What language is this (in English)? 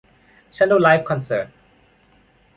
Thai